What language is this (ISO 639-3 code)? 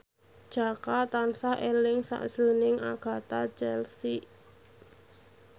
jav